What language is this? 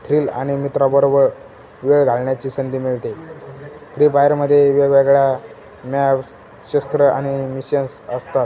Marathi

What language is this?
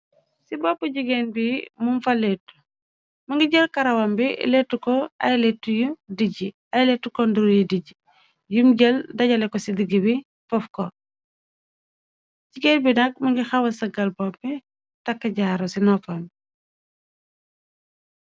Wolof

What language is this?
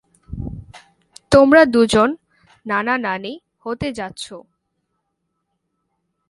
Bangla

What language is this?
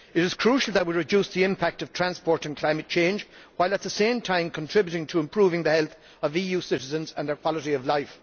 English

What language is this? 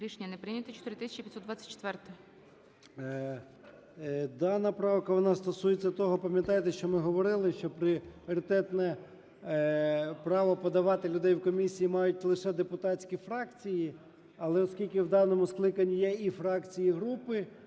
Ukrainian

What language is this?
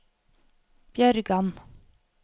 Norwegian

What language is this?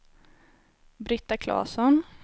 Swedish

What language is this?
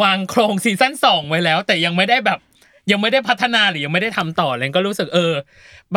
Thai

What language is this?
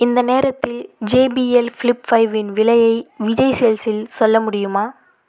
Tamil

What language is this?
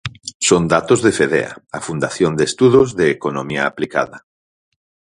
Galician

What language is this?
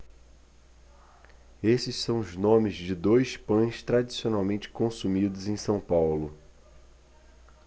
Portuguese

